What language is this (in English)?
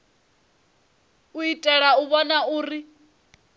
Venda